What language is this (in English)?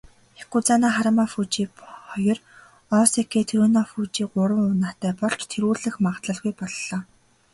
Mongolian